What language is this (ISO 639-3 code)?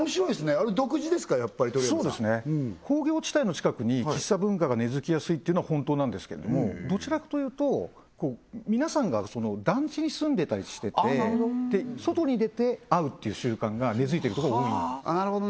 jpn